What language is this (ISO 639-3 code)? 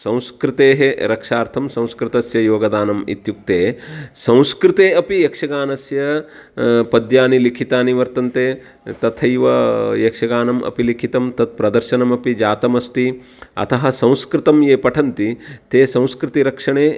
san